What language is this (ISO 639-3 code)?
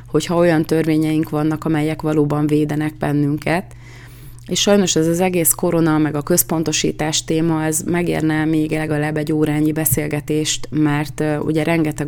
hun